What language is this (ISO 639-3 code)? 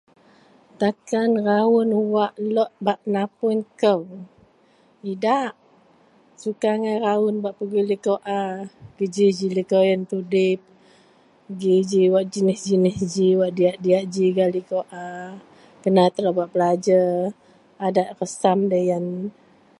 mel